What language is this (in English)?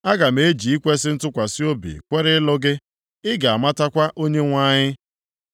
Igbo